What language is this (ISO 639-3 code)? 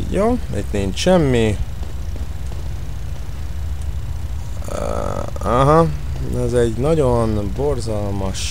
hun